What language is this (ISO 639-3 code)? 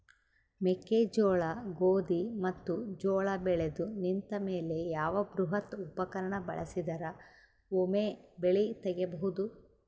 kan